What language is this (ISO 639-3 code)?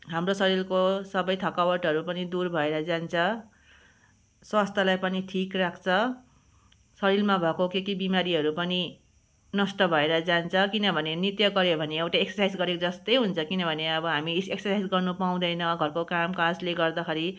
nep